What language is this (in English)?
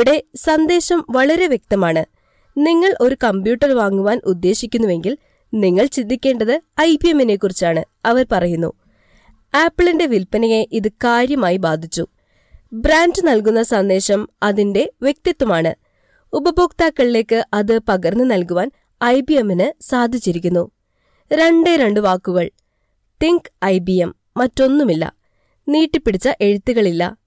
Malayalam